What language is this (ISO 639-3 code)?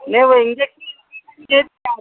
urd